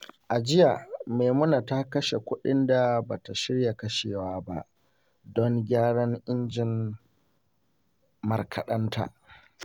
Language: Hausa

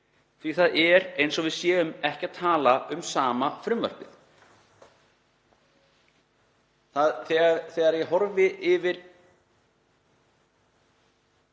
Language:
Icelandic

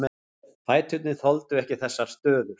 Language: Icelandic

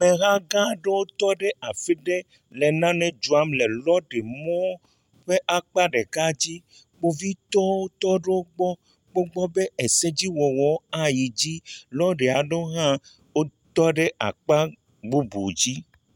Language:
Ewe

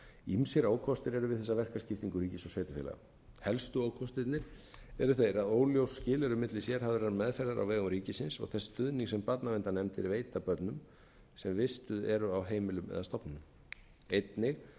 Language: Icelandic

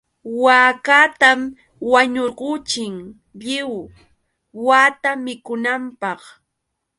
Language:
Yauyos Quechua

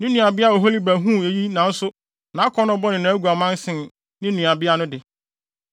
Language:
Akan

